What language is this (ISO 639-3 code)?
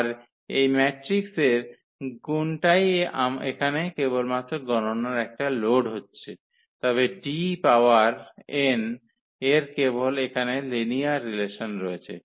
ben